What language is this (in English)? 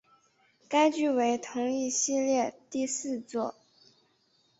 Chinese